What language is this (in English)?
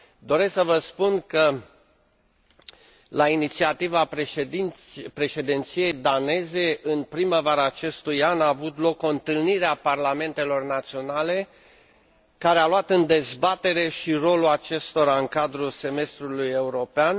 Romanian